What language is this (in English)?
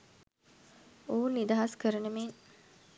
Sinhala